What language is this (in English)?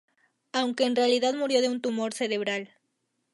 Spanish